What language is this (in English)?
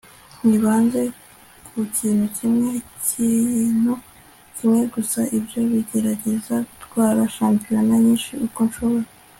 Kinyarwanda